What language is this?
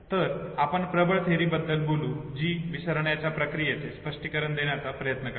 Marathi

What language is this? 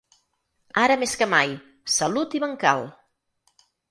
Catalan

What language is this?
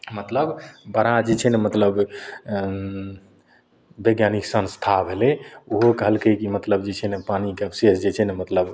Maithili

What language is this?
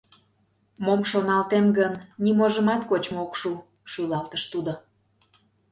Mari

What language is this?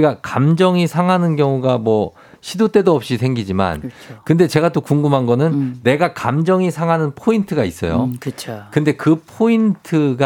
Korean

